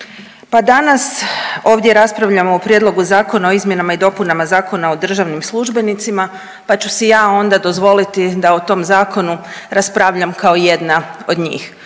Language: Croatian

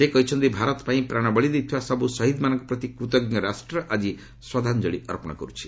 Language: Odia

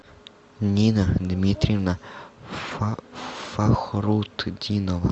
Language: Russian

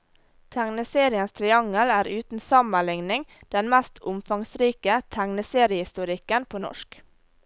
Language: Norwegian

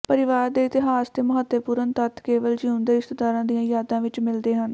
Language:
Punjabi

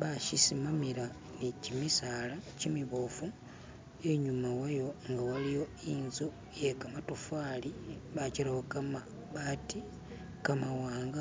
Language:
Masaaba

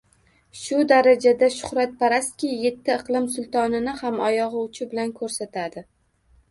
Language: Uzbek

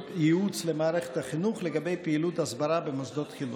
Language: Hebrew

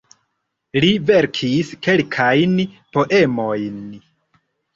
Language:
Esperanto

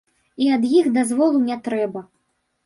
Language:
Belarusian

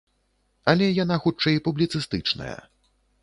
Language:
Belarusian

